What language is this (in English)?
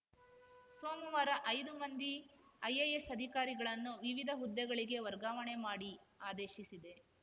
Kannada